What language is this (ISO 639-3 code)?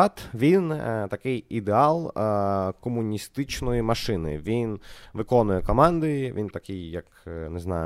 ukr